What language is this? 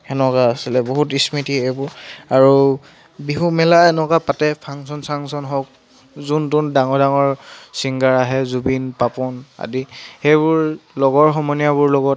Assamese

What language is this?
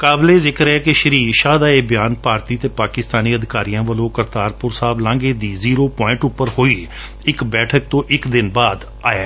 Punjabi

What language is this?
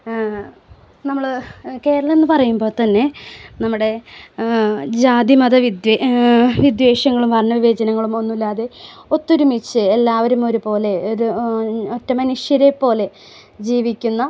Malayalam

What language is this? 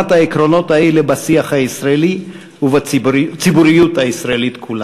Hebrew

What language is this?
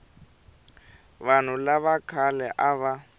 Tsonga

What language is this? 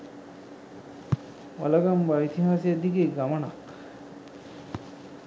Sinhala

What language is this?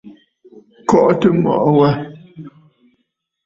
Bafut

